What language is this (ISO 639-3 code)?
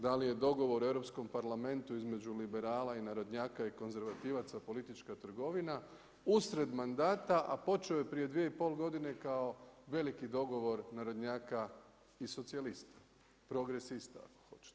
hrv